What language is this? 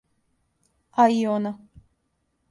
Serbian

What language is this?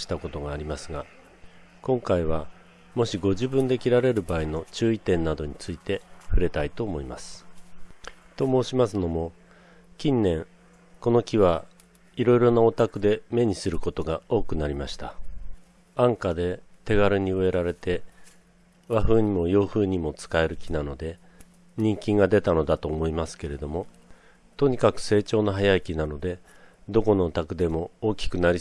Japanese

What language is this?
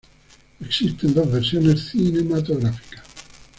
Spanish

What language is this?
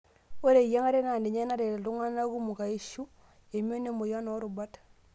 Masai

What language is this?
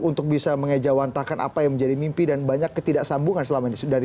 Indonesian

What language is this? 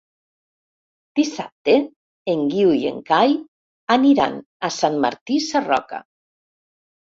Catalan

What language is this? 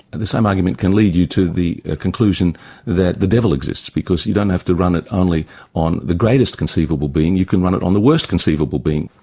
English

